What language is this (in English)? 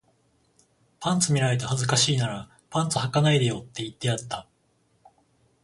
Japanese